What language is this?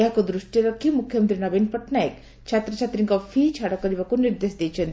Odia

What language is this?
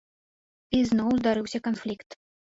Belarusian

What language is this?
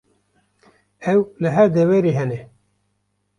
Kurdish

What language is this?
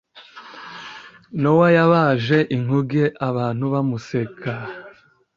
Kinyarwanda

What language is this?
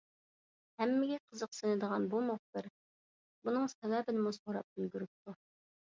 Uyghur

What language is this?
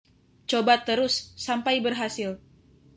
Indonesian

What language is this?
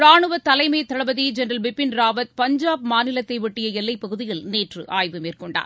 Tamil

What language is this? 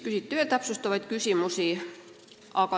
Estonian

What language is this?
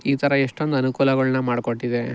Kannada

